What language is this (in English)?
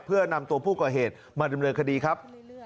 Thai